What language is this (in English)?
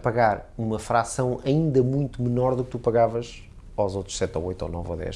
Portuguese